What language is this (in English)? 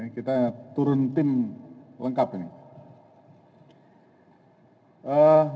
Indonesian